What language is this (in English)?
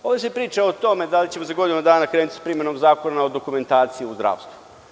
Serbian